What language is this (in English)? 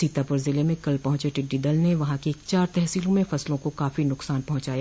Hindi